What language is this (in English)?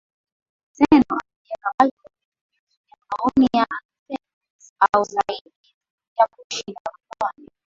Swahili